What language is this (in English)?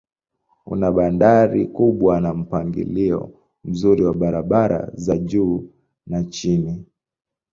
Swahili